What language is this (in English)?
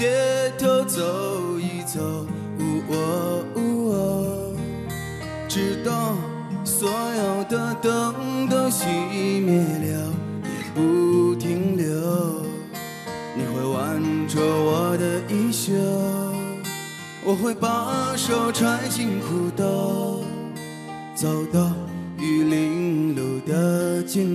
Chinese